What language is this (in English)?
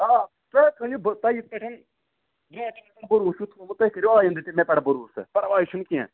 Kashmiri